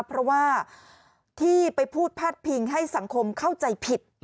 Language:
Thai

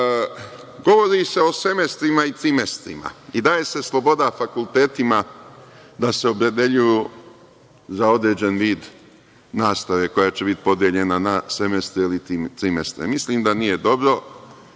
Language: Serbian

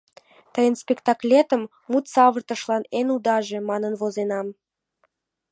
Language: Mari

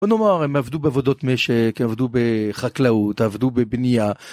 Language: Hebrew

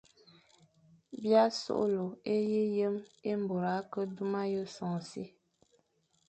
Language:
Fang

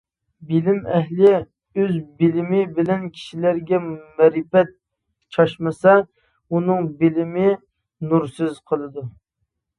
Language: Uyghur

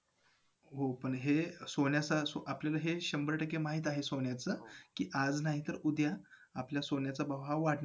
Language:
Marathi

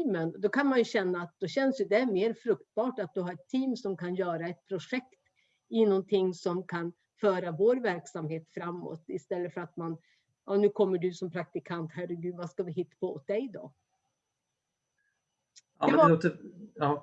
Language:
Swedish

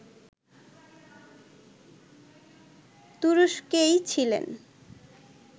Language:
Bangla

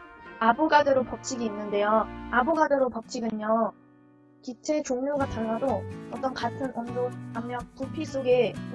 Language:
Korean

